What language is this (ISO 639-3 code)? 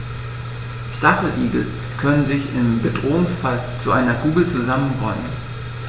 deu